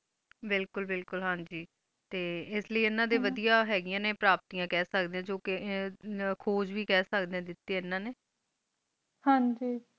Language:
Punjabi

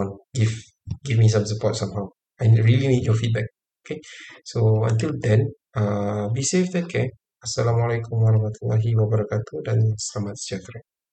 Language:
Malay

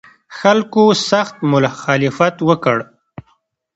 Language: Pashto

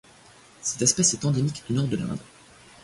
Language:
French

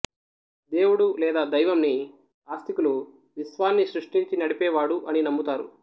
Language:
Telugu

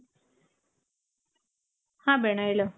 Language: Kannada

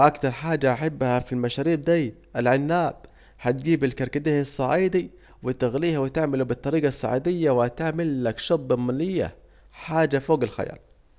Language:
Saidi Arabic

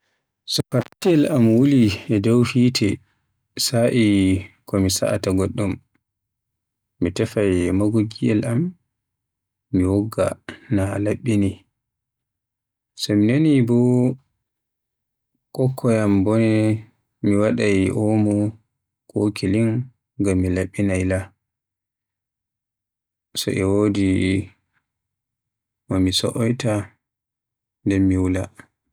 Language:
Western Niger Fulfulde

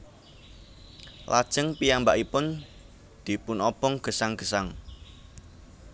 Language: Javanese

